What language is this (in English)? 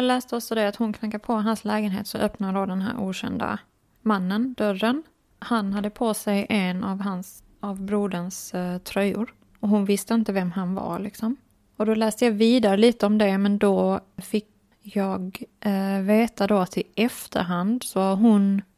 Swedish